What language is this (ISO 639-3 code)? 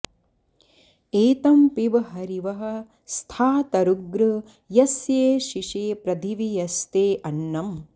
san